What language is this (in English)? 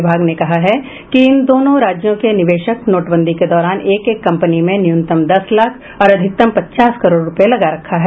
Hindi